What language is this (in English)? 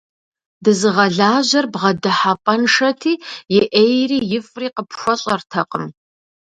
Kabardian